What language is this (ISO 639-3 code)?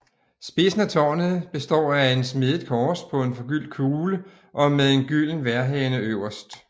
dan